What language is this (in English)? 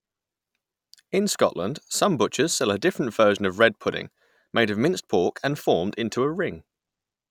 English